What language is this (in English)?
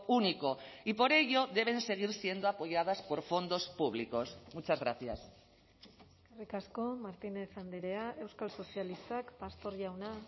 Spanish